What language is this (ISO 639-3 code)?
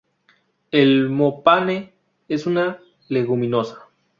spa